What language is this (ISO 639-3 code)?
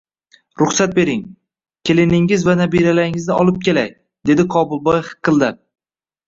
uzb